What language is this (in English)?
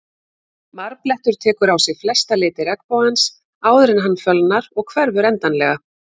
Icelandic